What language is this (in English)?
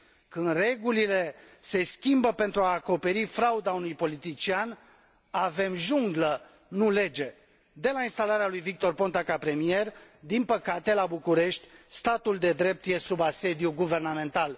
Romanian